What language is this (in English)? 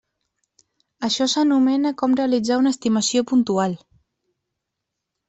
Catalan